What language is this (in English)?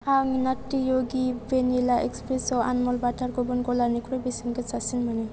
Bodo